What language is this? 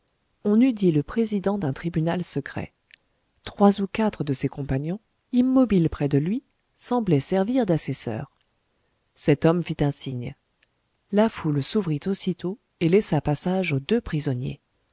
French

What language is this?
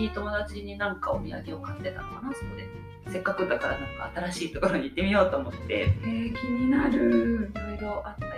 Japanese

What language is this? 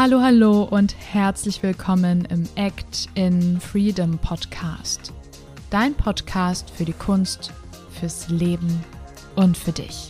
German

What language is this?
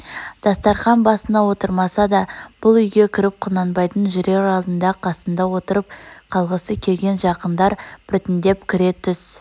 Kazakh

